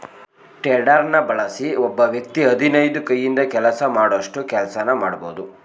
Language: Kannada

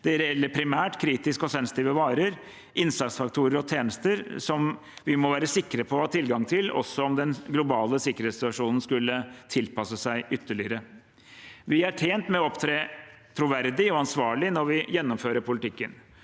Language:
Norwegian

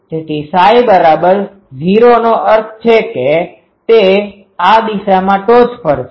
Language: Gujarati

